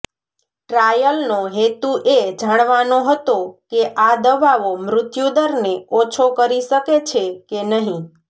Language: Gujarati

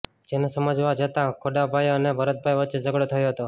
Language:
Gujarati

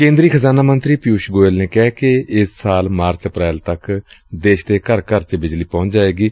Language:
Punjabi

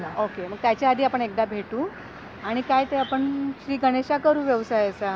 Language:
Marathi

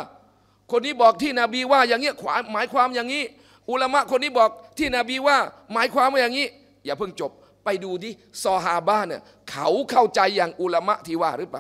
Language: Thai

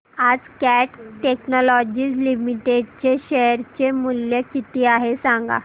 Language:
Marathi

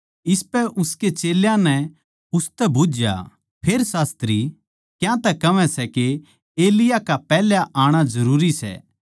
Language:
Haryanvi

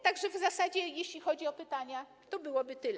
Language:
Polish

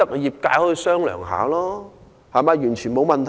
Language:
Cantonese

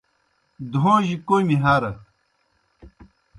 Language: Kohistani Shina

